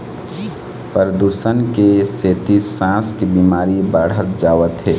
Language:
Chhattisgarhi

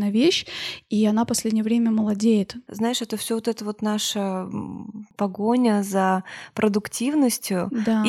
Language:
Russian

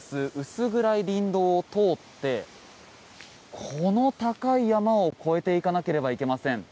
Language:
Japanese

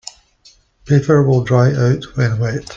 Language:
English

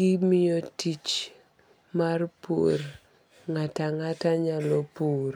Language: Luo (Kenya and Tanzania)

